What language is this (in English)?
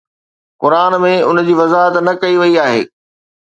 Sindhi